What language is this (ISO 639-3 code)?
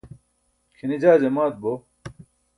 bsk